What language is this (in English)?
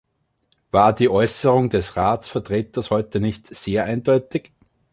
German